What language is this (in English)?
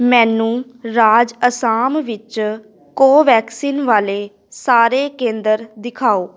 Punjabi